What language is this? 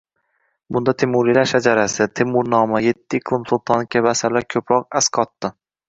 Uzbek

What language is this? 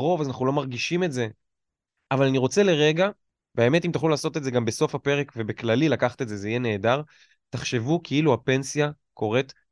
Hebrew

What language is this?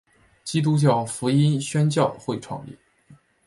Chinese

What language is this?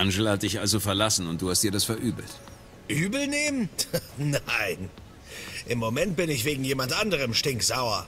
German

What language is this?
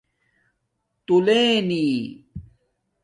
Domaaki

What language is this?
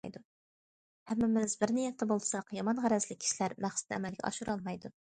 Uyghur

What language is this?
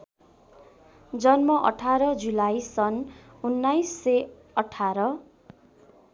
Nepali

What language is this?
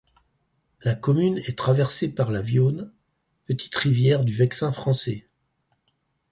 French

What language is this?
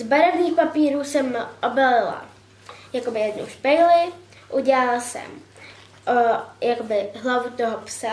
Czech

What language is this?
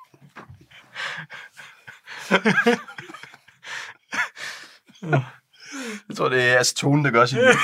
Danish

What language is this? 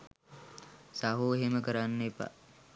Sinhala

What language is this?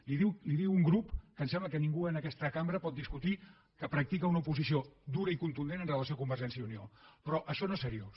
Catalan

